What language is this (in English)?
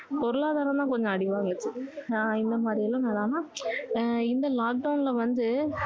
Tamil